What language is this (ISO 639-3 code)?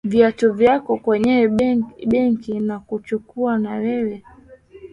swa